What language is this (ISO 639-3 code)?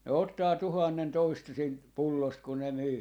fin